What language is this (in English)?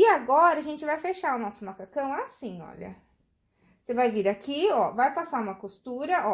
Portuguese